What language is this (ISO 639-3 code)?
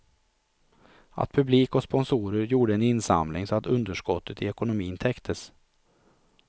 swe